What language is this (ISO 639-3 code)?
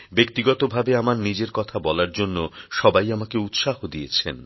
ben